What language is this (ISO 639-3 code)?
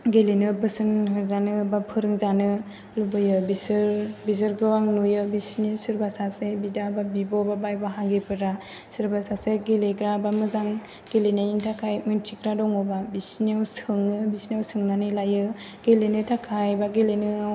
brx